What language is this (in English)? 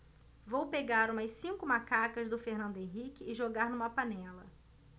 Portuguese